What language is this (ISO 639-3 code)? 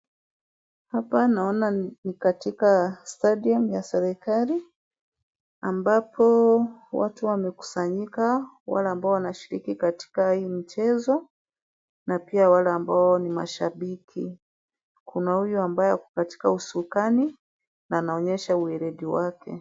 swa